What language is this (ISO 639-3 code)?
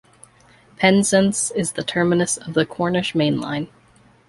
eng